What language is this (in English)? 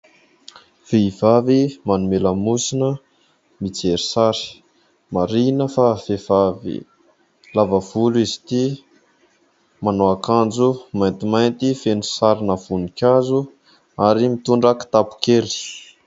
Malagasy